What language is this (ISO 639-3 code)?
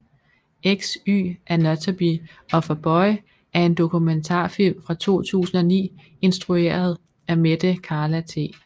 dan